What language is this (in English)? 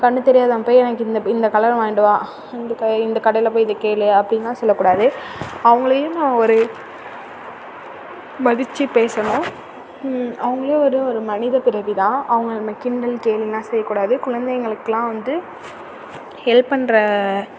Tamil